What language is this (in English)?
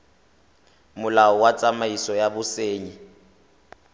Tswana